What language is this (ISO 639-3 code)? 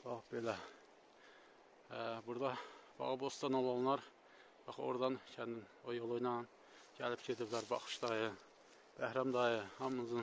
tur